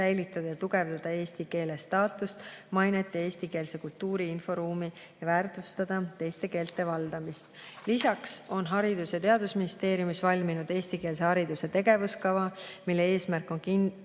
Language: Estonian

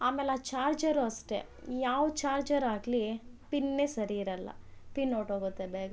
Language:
Kannada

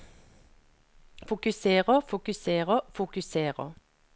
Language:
Norwegian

